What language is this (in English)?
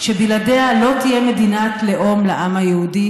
Hebrew